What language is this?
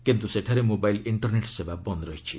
Odia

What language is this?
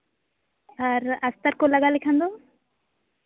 Santali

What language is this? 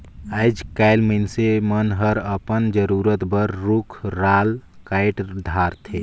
Chhattisgarhi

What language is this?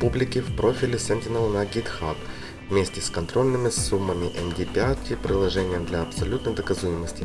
Russian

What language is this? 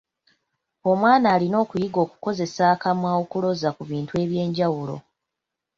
Ganda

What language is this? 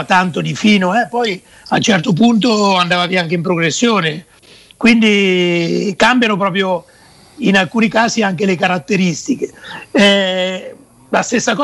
Italian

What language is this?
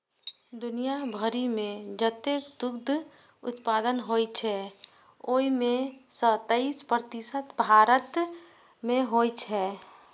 Maithili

